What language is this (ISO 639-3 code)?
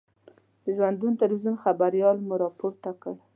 pus